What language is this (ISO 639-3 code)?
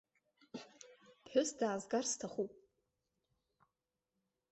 abk